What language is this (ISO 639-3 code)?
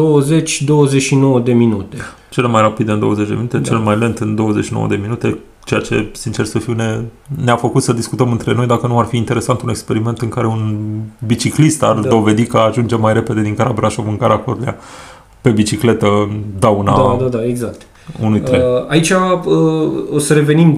ron